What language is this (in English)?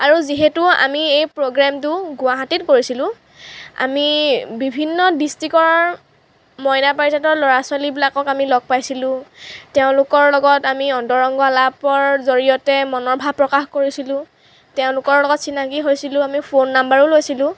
Assamese